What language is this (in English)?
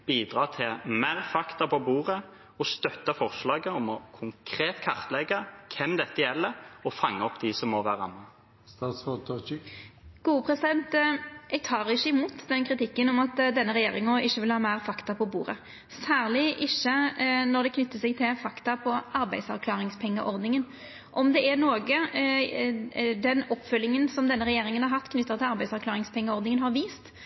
Norwegian